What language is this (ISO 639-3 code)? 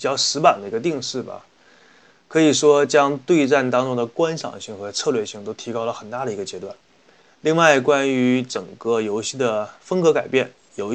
zho